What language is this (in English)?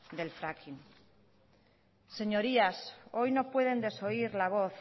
Spanish